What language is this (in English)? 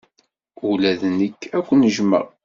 Kabyle